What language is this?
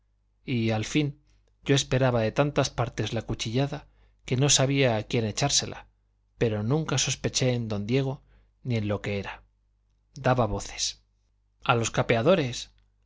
Spanish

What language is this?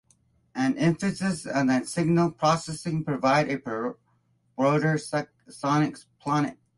English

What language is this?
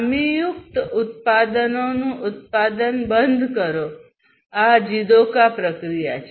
Gujarati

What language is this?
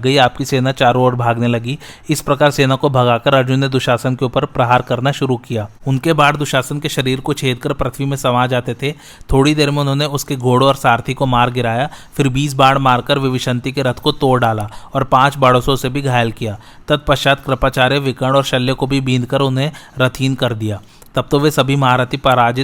Hindi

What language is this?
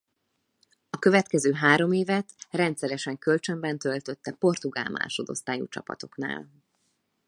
Hungarian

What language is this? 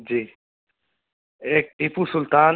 Urdu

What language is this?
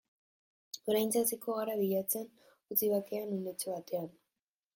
Basque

